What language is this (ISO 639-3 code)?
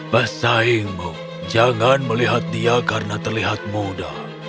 ind